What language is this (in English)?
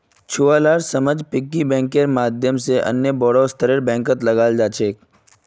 Magahi